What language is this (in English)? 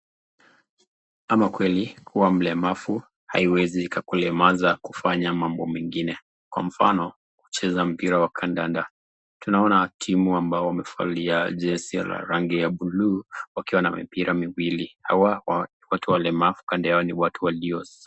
Swahili